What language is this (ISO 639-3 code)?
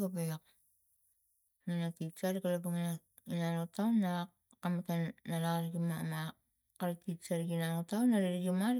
tgc